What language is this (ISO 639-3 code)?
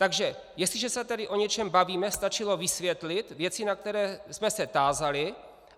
ces